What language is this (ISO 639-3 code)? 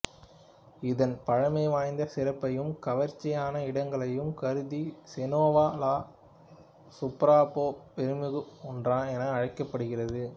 tam